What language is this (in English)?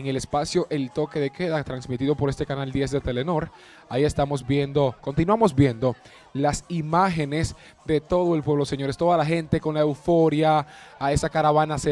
Spanish